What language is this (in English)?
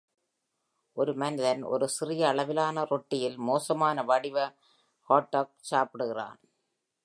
Tamil